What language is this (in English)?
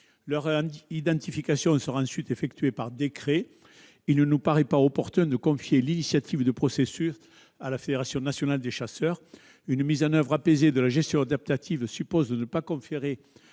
French